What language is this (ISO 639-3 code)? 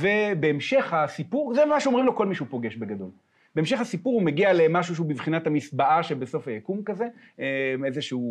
heb